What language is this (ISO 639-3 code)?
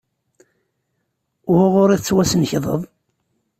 kab